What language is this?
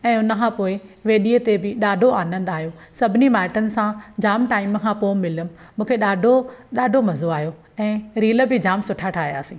Sindhi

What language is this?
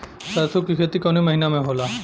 Bhojpuri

